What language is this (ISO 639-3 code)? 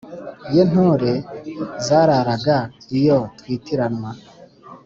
kin